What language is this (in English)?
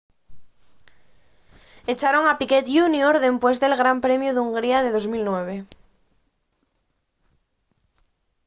Asturian